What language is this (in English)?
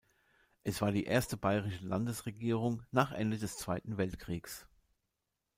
German